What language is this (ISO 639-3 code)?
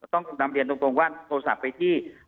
tha